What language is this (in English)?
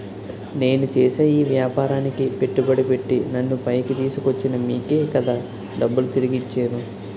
Telugu